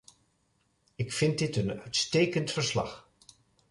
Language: Dutch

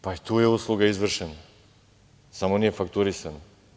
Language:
Serbian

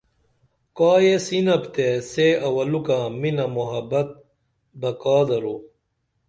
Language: Dameli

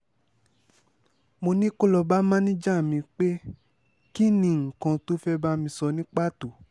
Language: Yoruba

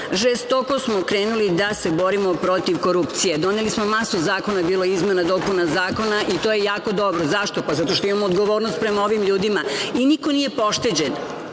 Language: Serbian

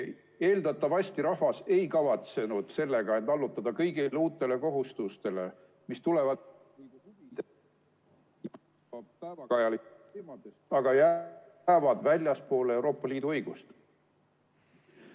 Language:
Estonian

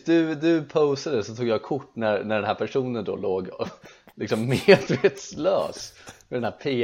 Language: Swedish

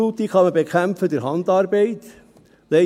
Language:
Swiss German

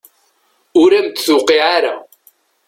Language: Kabyle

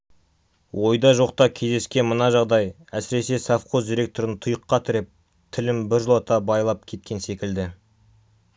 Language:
Kazakh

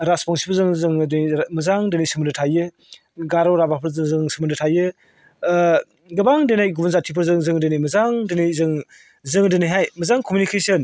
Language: Bodo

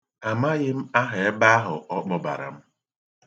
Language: Igbo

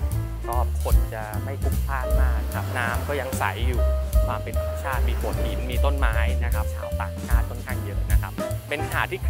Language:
Thai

